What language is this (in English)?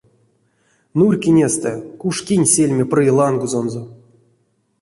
Erzya